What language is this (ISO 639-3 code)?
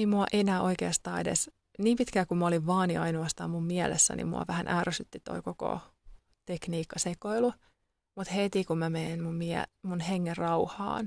fin